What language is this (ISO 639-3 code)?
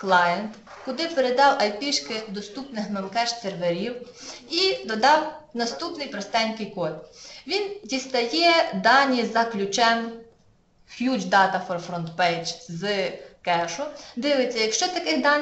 ukr